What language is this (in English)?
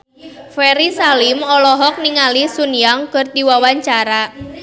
Sundanese